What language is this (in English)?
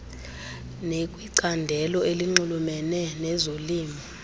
Xhosa